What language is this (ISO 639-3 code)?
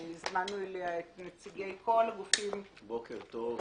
heb